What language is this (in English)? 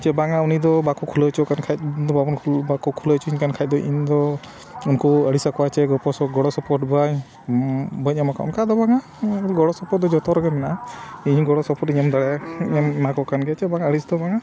Santali